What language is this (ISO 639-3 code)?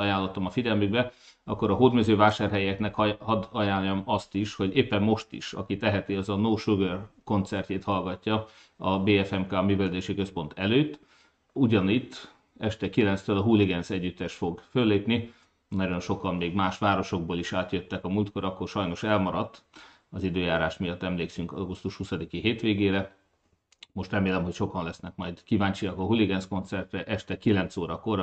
hun